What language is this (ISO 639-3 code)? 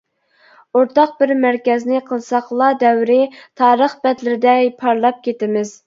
uig